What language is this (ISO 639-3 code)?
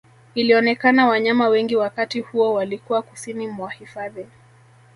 swa